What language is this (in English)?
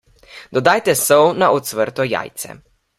Slovenian